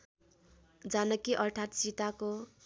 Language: Nepali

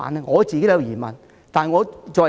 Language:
Cantonese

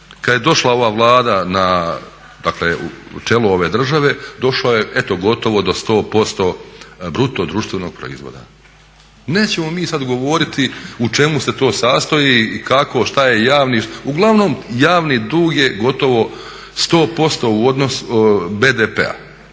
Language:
Croatian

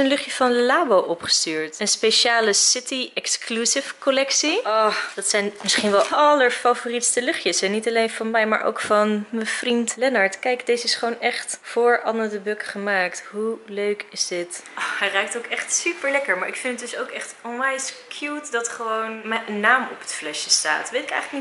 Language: Dutch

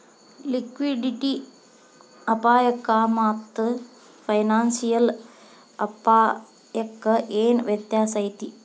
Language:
Kannada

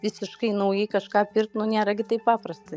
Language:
Lithuanian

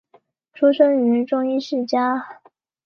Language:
Chinese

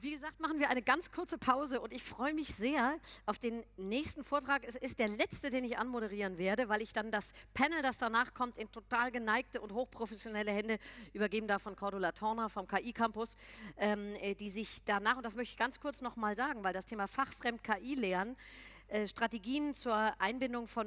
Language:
German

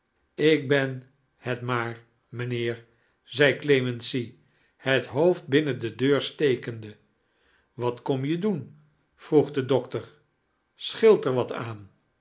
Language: Dutch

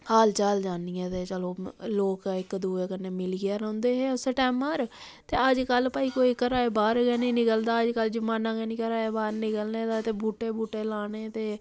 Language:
Dogri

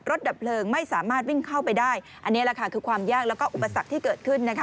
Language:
Thai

